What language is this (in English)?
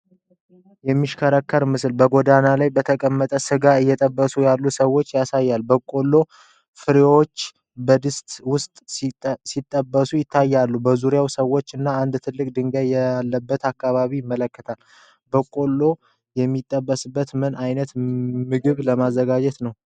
Amharic